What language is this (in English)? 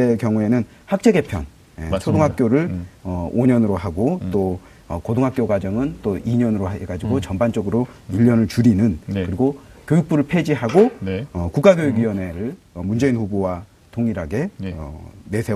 Korean